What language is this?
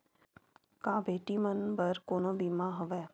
Chhattisgarhi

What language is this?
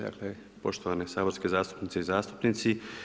Croatian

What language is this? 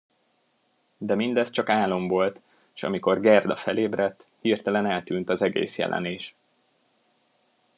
Hungarian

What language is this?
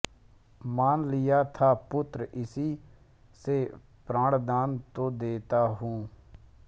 Hindi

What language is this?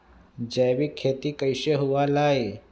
Magahi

